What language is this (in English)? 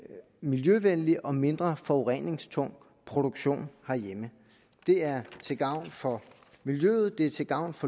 Danish